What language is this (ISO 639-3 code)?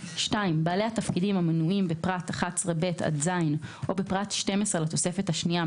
heb